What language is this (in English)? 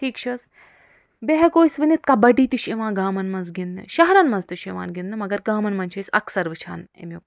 Kashmiri